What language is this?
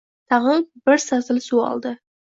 Uzbek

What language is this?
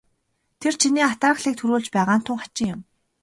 Mongolian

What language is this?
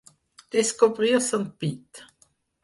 Catalan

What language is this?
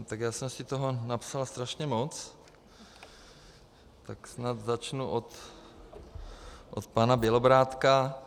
Czech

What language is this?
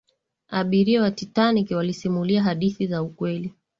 Swahili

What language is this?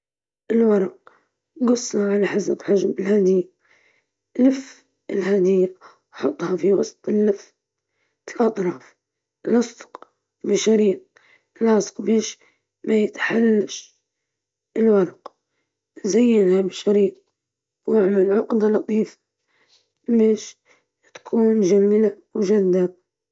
Libyan Arabic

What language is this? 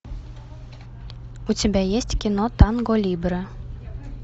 Russian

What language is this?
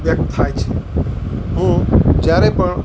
Gujarati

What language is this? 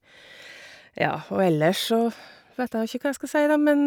Norwegian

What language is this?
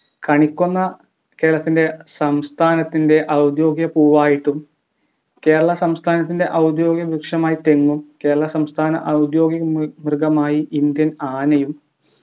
Malayalam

